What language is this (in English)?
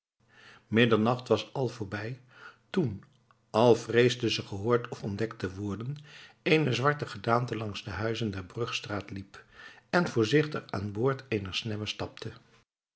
Dutch